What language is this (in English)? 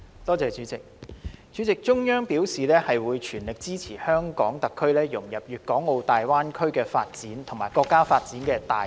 Cantonese